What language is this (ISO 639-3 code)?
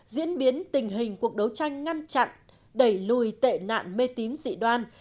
vie